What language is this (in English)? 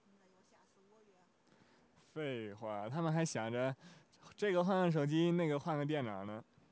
Chinese